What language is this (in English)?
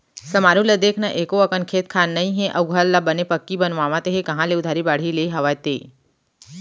Chhattisgarhi